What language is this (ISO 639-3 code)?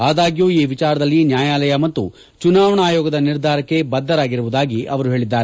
kan